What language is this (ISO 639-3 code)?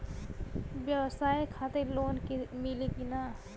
bho